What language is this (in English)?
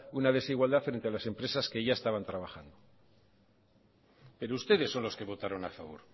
Spanish